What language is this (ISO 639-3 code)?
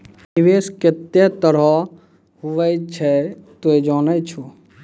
mai